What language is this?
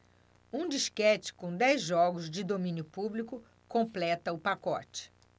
Portuguese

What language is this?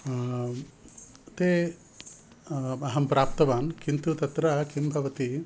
Sanskrit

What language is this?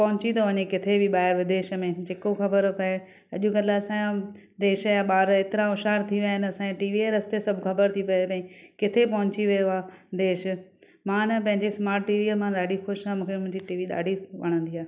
Sindhi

